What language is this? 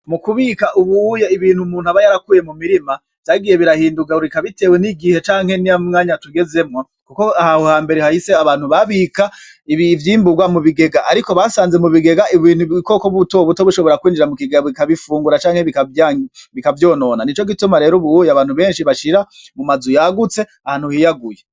Rundi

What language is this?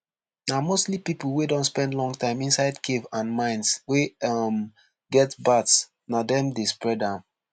Nigerian Pidgin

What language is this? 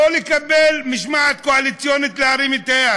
Hebrew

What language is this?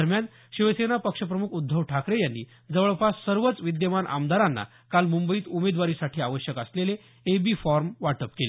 Marathi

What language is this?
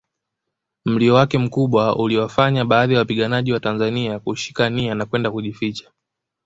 Swahili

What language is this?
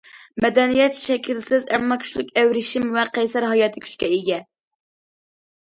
Uyghur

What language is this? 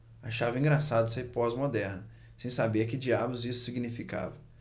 Portuguese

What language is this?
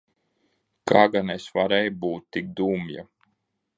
Latvian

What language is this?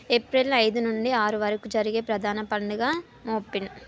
Telugu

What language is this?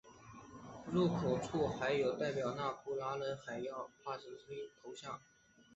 Chinese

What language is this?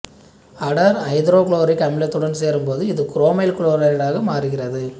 Tamil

